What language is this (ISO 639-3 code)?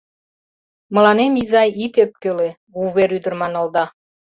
chm